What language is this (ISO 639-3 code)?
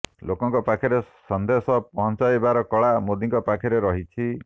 ori